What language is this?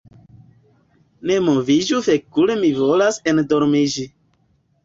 Esperanto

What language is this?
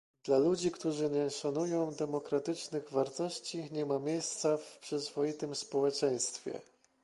Polish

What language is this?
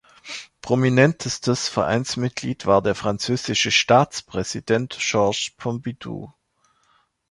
German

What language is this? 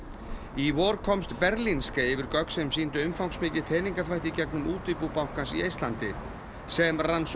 Icelandic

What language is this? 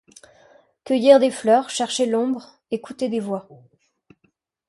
French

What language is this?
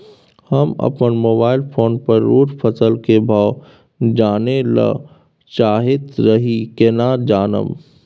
Maithili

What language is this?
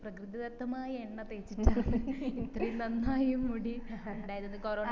Malayalam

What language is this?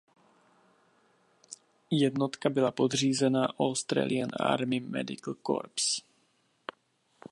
Czech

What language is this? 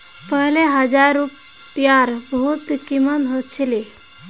Magahi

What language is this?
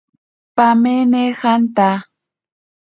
Ashéninka Perené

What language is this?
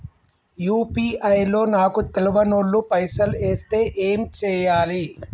Telugu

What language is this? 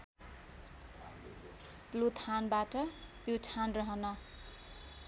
Nepali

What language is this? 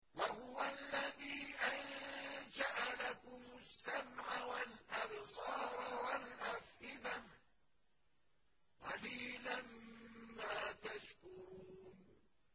Arabic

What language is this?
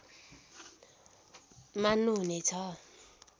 Nepali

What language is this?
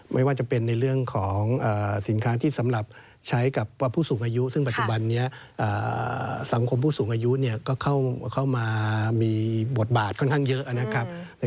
Thai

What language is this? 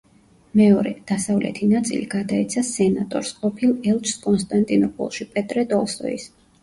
Georgian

